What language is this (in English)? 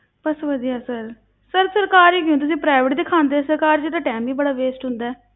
Punjabi